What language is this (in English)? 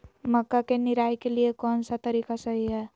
Magahi